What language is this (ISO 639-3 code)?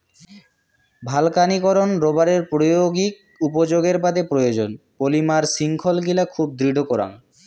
ben